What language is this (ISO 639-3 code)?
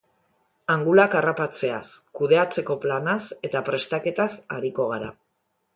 eus